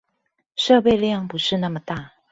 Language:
Chinese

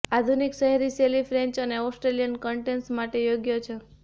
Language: Gujarati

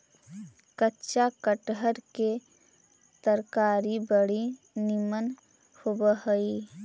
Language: Magahi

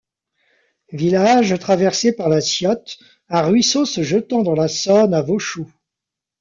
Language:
French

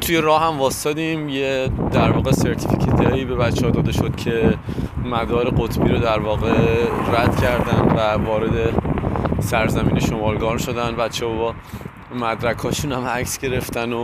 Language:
Persian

